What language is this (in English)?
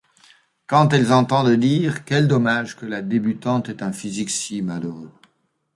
French